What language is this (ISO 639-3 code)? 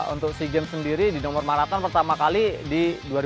ind